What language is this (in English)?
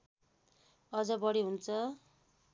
Nepali